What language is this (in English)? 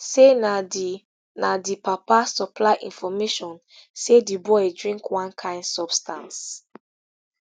Nigerian Pidgin